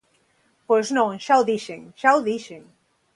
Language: Galician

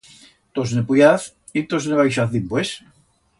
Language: Aragonese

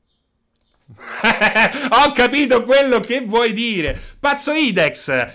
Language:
Italian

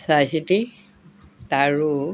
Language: Assamese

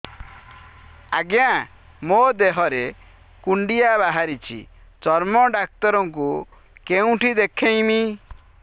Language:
Odia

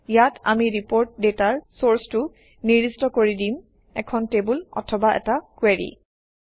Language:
Assamese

